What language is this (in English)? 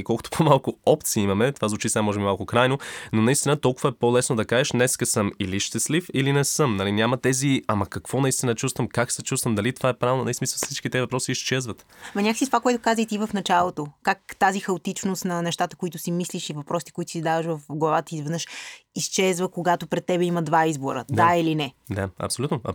Bulgarian